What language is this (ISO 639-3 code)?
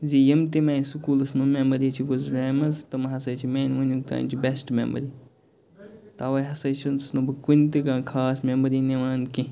kas